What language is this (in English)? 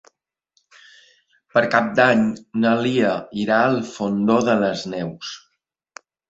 Catalan